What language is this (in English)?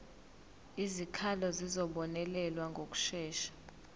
Zulu